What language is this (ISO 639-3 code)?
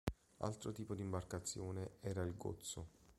ita